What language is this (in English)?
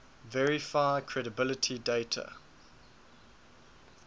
English